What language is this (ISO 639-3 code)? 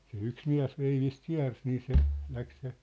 fin